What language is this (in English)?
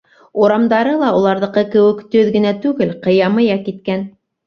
Bashkir